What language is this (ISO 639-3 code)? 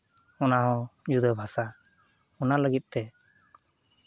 sat